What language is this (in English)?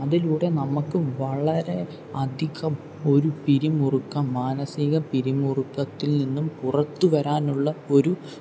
Malayalam